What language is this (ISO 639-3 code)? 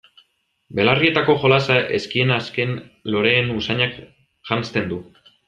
eus